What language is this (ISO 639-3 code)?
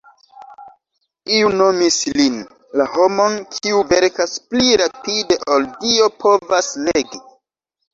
epo